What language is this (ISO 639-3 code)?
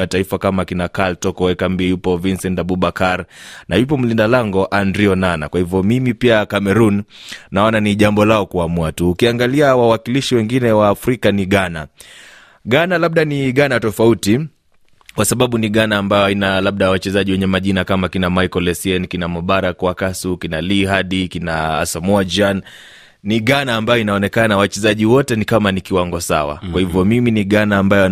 swa